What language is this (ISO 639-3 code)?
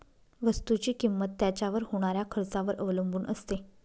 mar